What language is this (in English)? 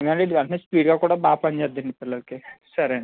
Telugu